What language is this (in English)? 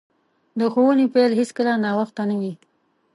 Pashto